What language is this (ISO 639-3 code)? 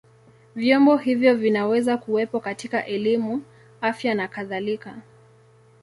swa